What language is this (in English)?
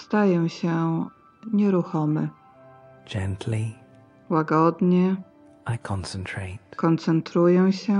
Polish